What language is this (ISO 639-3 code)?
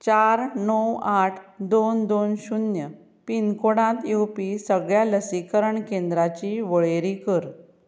kok